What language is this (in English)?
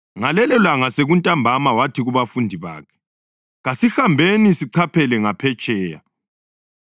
North Ndebele